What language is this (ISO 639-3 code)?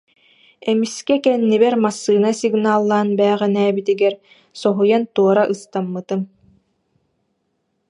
sah